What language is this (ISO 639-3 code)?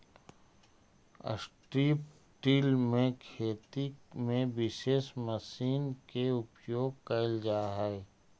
mag